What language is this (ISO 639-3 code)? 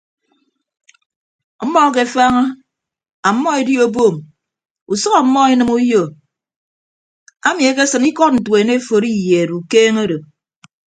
ibb